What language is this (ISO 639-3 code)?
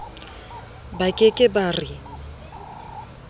sot